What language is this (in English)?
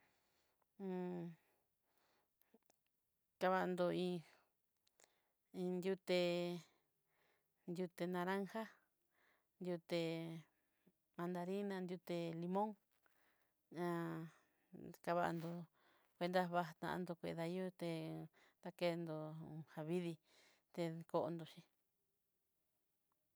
Southeastern Nochixtlán Mixtec